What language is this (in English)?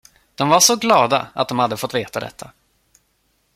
Swedish